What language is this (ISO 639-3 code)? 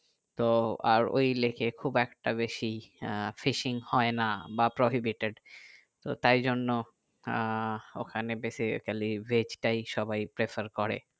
ben